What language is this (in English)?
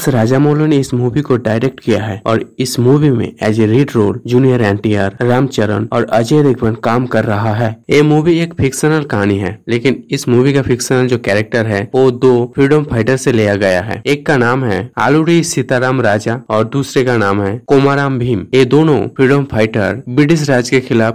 Hindi